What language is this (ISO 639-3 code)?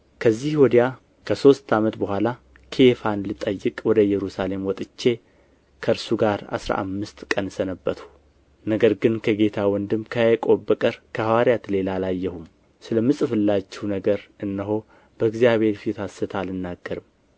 amh